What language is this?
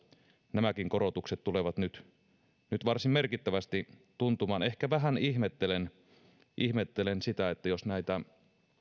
Finnish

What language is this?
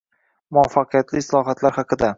Uzbek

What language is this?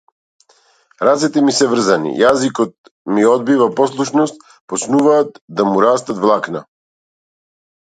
Macedonian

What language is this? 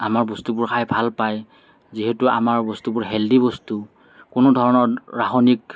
Assamese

